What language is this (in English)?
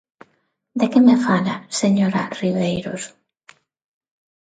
Galician